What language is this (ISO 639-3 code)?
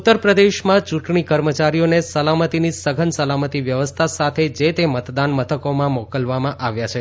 guj